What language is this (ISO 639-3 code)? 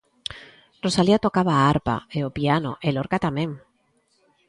glg